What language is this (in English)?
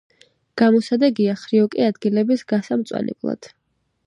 Georgian